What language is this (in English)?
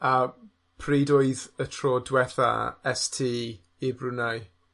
Welsh